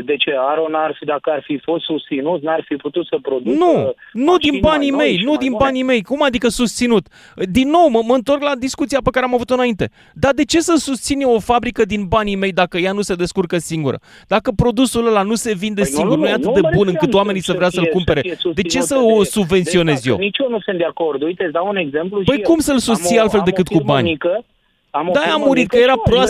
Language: Romanian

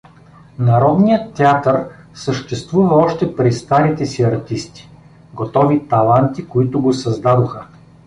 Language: Bulgarian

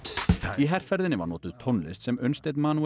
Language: Icelandic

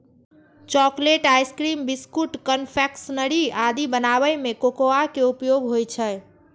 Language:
Maithili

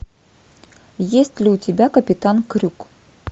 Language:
Russian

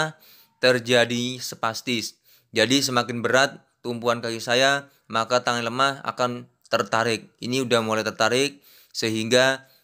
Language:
Indonesian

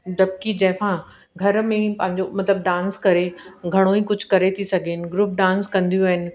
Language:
Sindhi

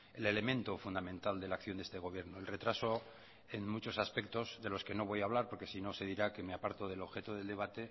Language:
Spanish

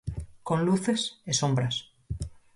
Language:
Galician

